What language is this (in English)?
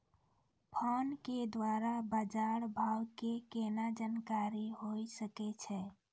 Maithili